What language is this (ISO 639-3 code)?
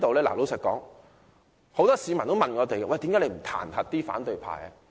yue